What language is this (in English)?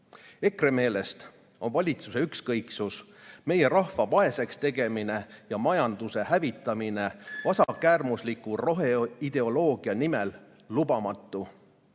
Estonian